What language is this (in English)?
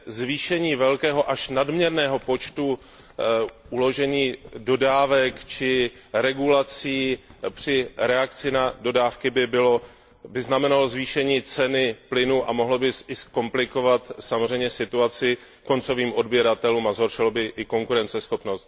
Czech